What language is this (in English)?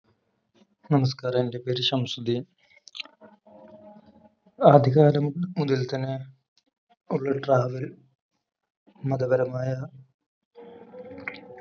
Malayalam